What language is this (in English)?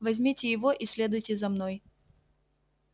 Russian